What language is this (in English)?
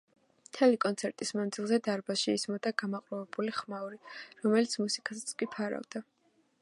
Georgian